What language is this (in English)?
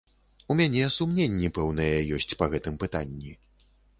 Belarusian